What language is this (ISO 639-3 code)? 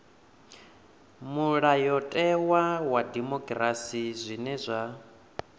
ven